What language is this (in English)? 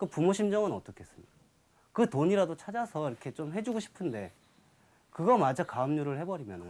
Korean